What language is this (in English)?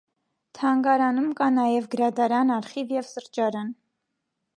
Armenian